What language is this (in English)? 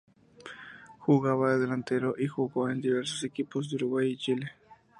Spanish